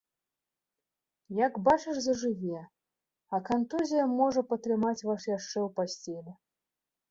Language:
Belarusian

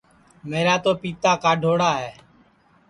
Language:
Sansi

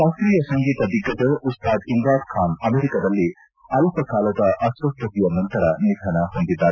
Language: Kannada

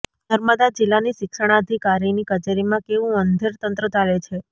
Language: Gujarati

